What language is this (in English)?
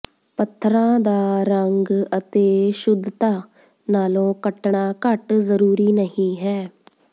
Punjabi